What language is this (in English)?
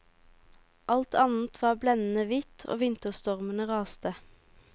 Norwegian